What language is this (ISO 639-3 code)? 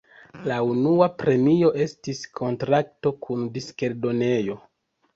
epo